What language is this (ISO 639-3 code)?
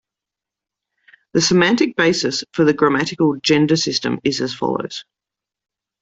eng